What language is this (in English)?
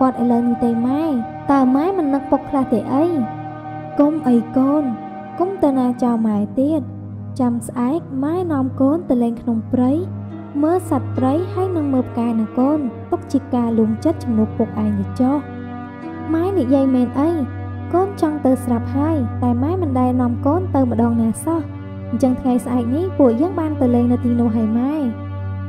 Vietnamese